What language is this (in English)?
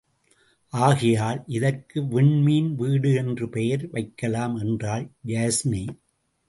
Tamil